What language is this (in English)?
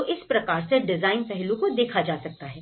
Hindi